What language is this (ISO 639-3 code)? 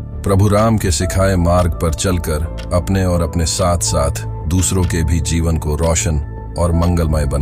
hin